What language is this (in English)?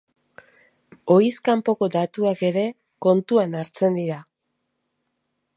Basque